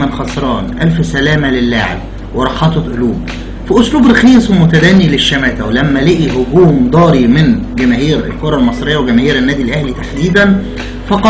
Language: Arabic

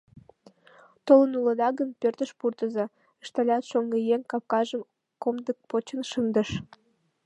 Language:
Mari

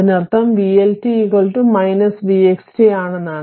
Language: Malayalam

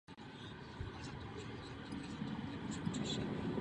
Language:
Czech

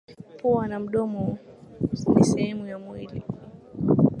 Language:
Swahili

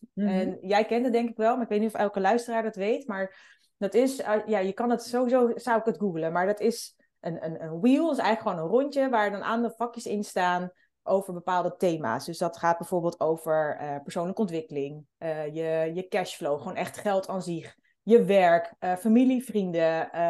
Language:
Dutch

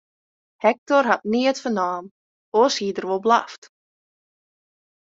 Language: Western Frisian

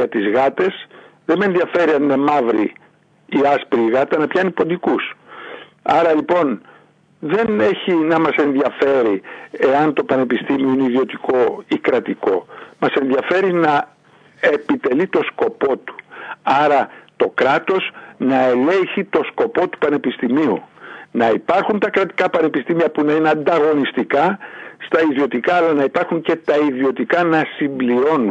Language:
Greek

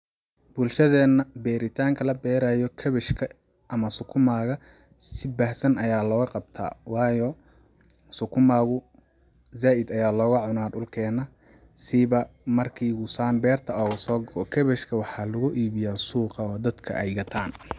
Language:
Somali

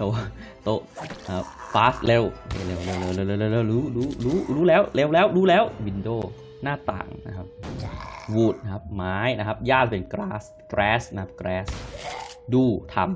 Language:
Thai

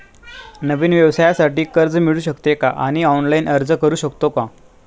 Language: Marathi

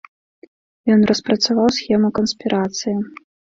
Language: Belarusian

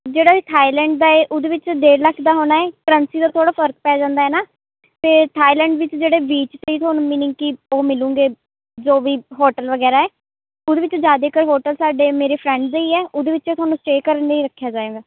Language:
Punjabi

